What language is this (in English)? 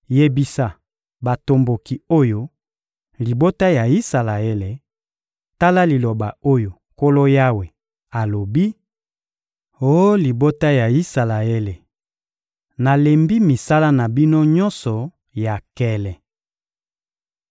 Lingala